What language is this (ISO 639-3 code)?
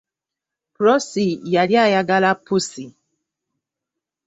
lug